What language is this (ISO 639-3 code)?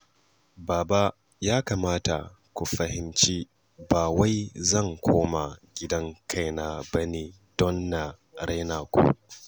hau